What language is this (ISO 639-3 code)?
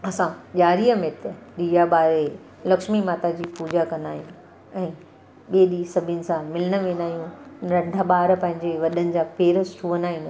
snd